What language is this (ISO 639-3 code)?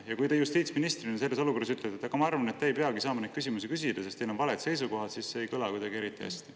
est